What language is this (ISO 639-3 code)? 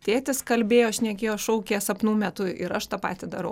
lit